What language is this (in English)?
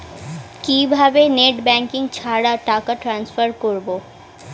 Bangla